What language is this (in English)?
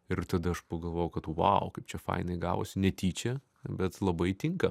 Lithuanian